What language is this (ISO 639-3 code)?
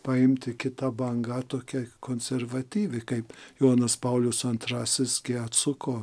lit